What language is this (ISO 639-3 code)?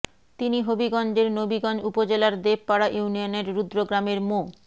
ben